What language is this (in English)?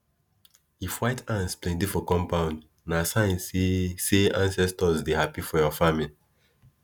Nigerian Pidgin